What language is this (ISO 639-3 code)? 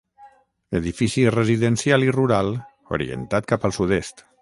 cat